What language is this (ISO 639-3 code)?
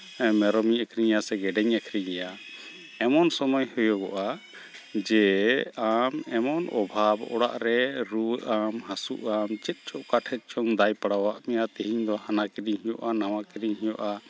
sat